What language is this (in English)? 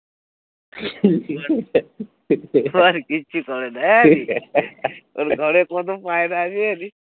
Bangla